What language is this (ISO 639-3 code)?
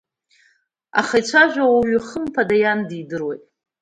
abk